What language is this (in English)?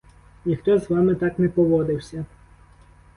Ukrainian